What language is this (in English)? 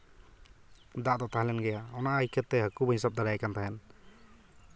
Santali